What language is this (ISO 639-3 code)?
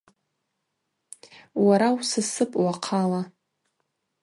abq